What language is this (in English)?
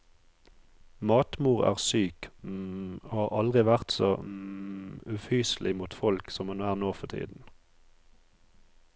Norwegian